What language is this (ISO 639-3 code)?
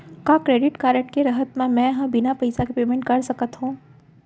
hne